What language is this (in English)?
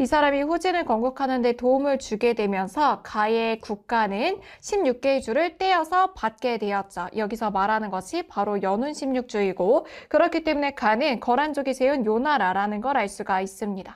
Korean